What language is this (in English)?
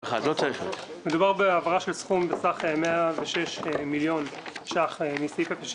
Hebrew